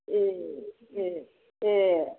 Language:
Bodo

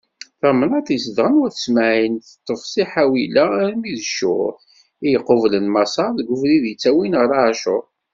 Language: Kabyle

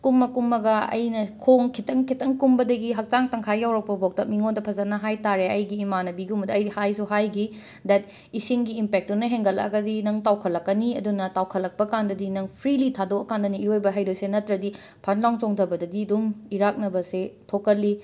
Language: Manipuri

